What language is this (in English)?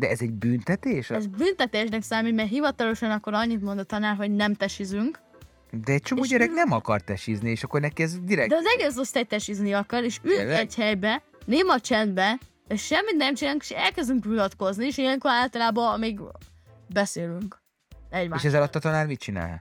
Hungarian